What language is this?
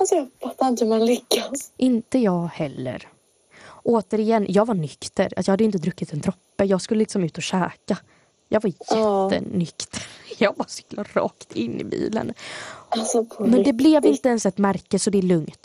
Swedish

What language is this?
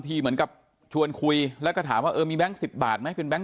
Thai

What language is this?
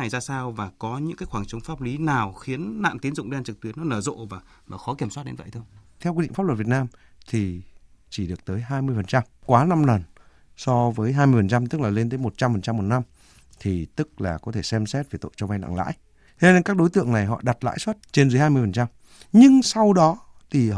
Vietnamese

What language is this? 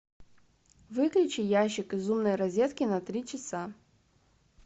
Russian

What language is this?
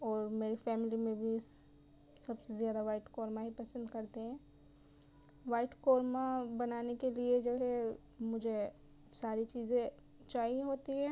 Urdu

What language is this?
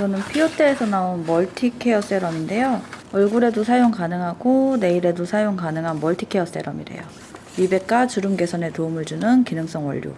Korean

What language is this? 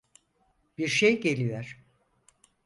Turkish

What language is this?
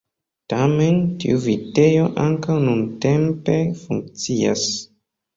Esperanto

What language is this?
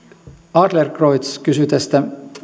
Finnish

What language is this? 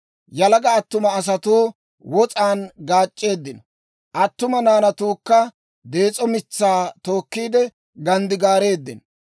Dawro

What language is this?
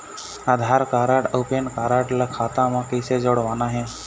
Chhattisgarhi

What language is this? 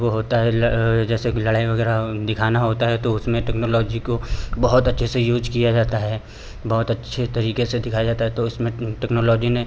Hindi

